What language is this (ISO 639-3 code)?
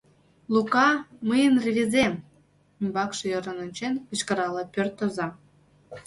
chm